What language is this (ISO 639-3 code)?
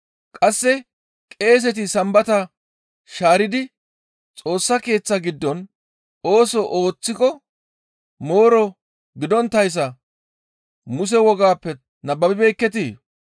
gmv